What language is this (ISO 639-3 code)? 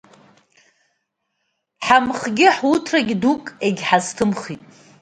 abk